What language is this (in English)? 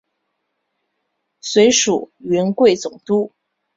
Chinese